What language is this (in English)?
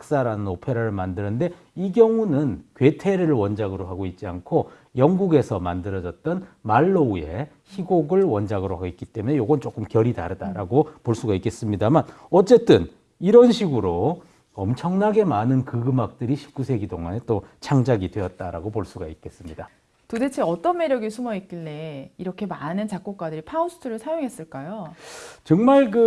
Korean